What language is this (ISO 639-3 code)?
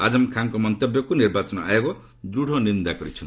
ori